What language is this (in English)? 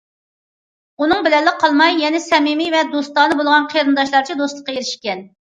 Uyghur